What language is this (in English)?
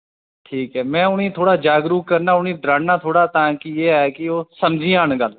Dogri